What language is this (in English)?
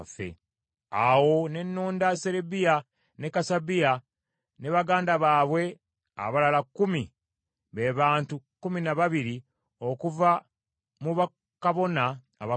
Ganda